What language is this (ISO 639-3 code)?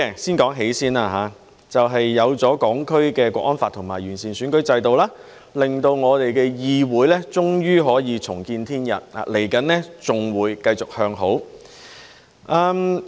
yue